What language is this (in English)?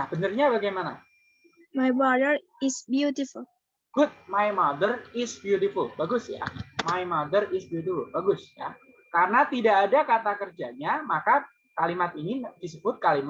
Indonesian